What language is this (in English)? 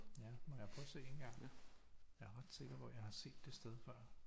Danish